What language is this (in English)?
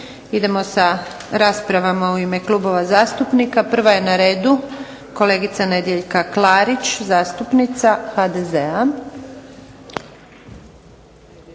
Croatian